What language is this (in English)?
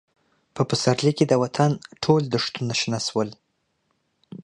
Pashto